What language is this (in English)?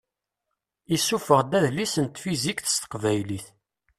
Kabyle